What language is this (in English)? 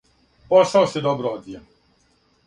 Serbian